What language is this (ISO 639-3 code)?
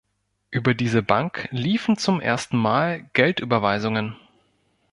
deu